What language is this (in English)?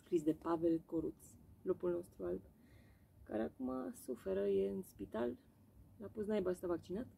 Romanian